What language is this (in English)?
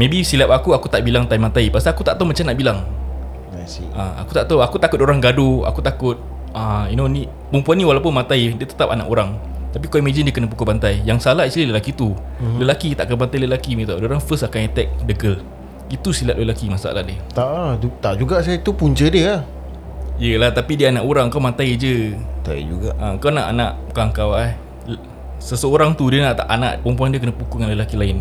Malay